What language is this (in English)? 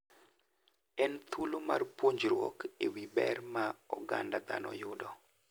Luo (Kenya and Tanzania)